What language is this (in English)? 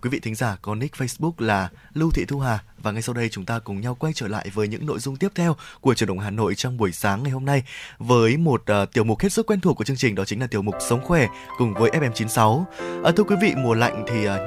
Vietnamese